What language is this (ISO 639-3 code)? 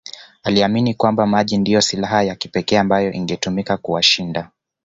swa